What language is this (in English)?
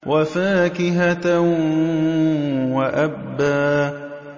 Arabic